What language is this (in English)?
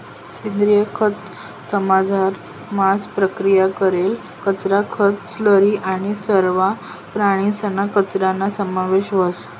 Marathi